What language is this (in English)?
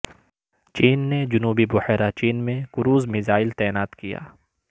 Urdu